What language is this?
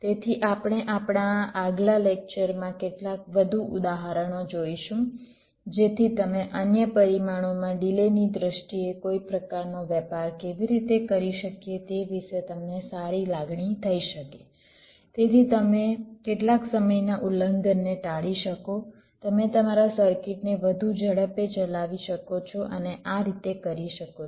Gujarati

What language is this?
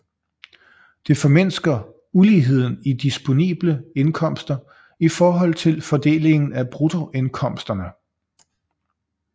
Danish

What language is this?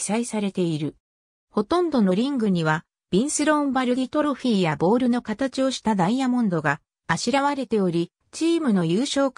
Japanese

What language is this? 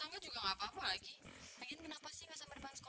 Indonesian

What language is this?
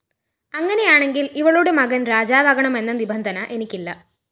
Malayalam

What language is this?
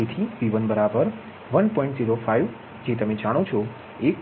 Gujarati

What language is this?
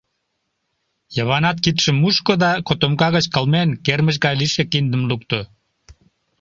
Mari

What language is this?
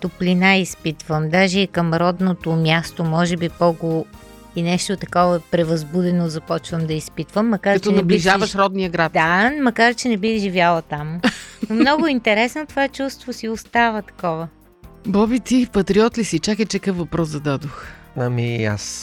Bulgarian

